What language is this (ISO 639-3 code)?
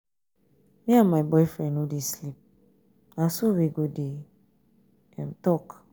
pcm